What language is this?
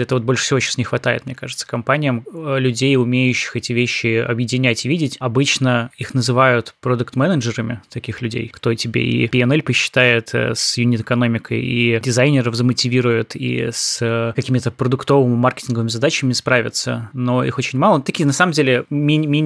Russian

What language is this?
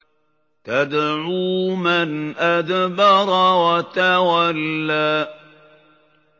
Arabic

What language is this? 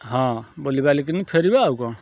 Odia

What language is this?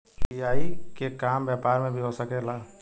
Bhojpuri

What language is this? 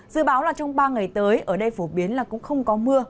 Vietnamese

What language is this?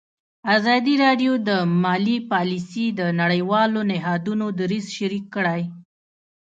Pashto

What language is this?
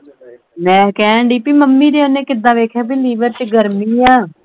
Punjabi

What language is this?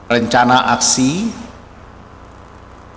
Indonesian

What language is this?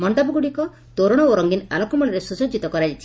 Odia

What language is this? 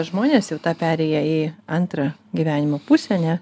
Lithuanian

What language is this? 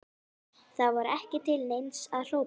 Icelandic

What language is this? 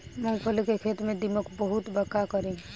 Bhojpuri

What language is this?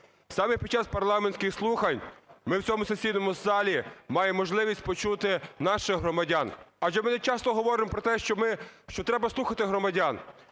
Ukrainian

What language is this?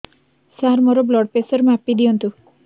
Odia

